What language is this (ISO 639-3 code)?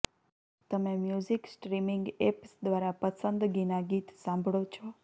guj